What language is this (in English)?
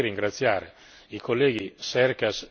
Italian